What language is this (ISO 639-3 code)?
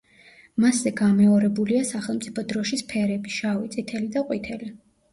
kat